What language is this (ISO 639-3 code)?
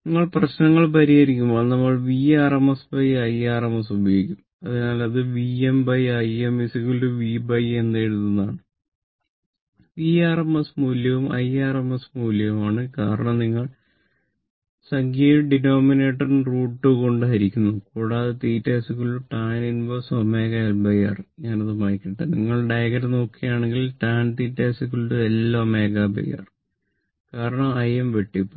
mal